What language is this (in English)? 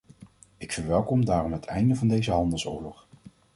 Dutch